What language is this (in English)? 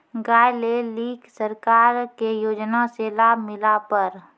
Maithili